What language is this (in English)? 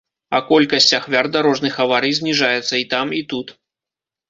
Belarusian